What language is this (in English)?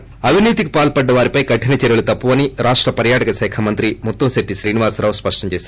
Telugu